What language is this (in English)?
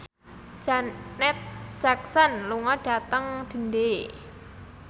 Javanese